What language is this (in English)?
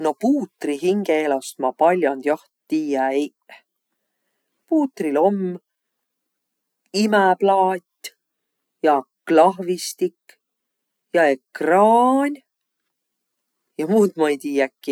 Võro